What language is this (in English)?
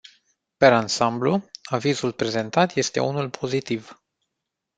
Romanian